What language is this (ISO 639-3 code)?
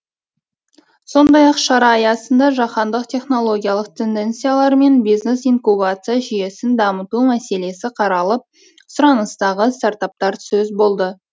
kaz